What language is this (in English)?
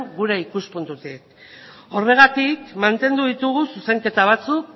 Basque